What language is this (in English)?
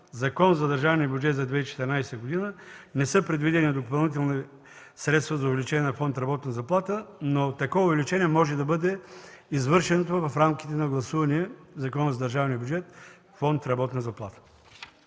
Bulgarian